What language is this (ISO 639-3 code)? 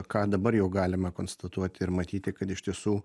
lit